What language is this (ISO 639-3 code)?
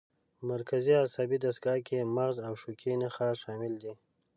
pus